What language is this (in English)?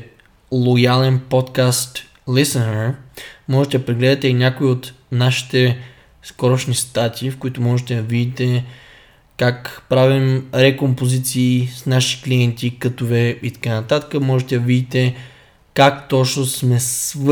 Bulgarian